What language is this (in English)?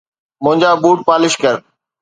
Sindhi